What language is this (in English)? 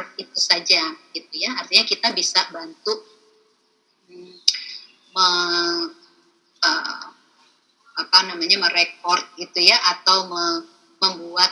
Indonesian